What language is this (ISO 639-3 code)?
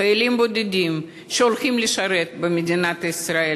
heb